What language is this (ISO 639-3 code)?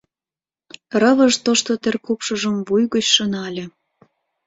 chm